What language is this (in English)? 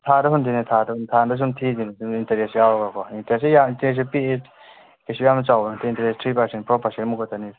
Manipuri